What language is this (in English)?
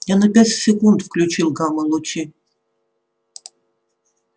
Russian